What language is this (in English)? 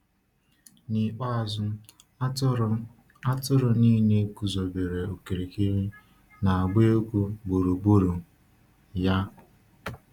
Igbo